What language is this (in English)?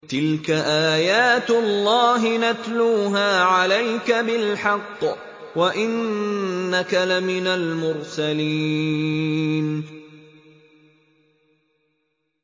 Arabic